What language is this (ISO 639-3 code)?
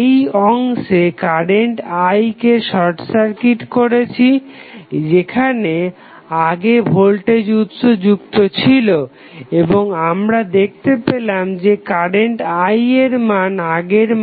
ben